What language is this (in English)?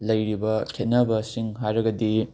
Manipuri